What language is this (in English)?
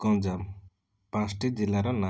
Odia